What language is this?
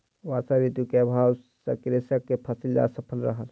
Maithili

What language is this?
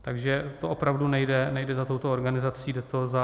Czech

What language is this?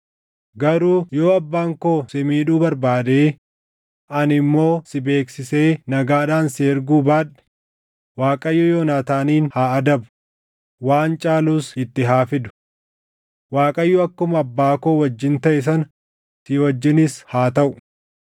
Oromo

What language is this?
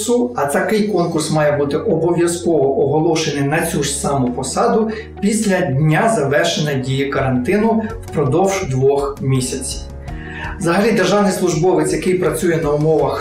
Ukrainian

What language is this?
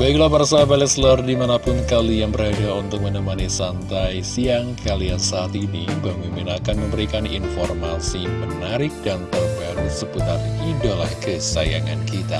Indonesian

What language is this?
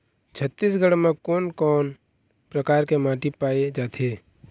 Chhattisgarhi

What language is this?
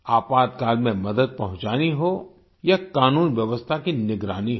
Hindi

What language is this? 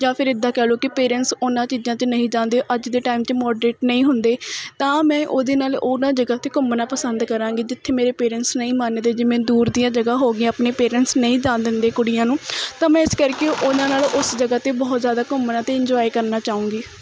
Punjabi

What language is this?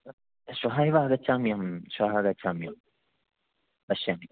Sanskrit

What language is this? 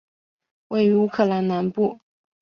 Chinese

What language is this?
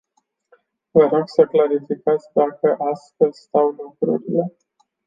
Romanian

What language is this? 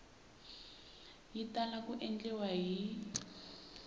Tsonga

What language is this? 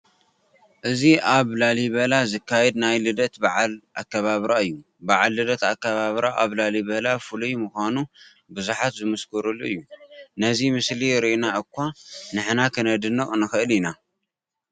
Tigrinya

